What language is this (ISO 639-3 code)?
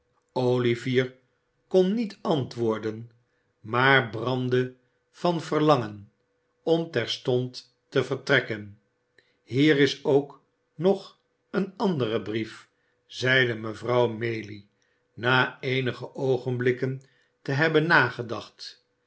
nld